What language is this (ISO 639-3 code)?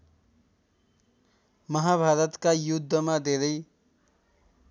nep